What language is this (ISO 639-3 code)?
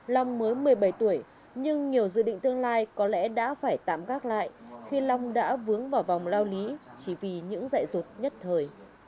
vie